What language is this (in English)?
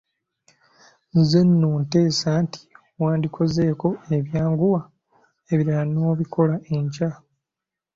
Ganda